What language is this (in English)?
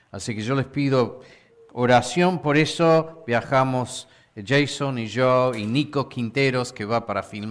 Spanish